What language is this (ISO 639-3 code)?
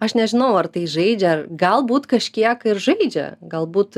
lit